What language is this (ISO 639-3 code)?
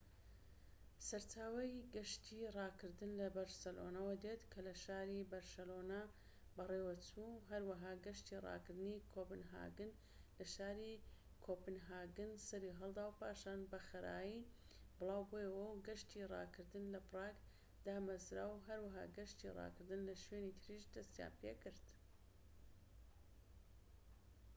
ckb